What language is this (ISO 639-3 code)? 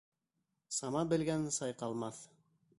bak